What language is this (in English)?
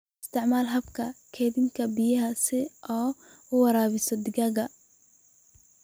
Somali